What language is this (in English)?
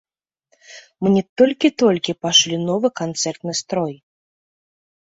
Belarusian